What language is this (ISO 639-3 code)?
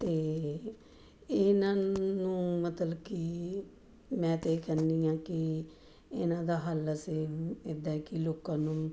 pan